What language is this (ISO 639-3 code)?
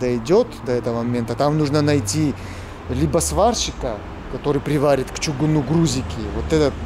rus